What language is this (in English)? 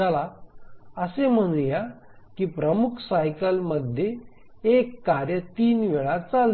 Marathi